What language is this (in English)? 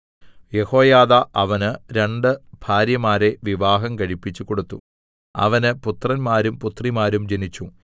Malayalam